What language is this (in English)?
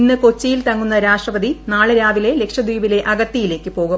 Malayalam